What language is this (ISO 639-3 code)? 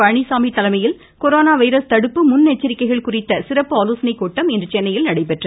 tam